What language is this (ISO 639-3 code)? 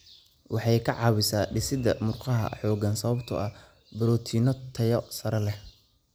som